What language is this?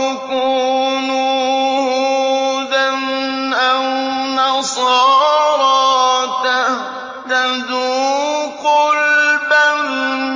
Arabic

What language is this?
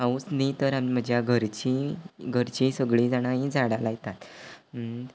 Konkani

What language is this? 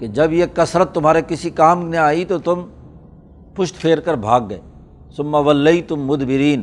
Urdu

